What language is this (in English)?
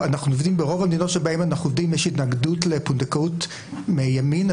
Hebrew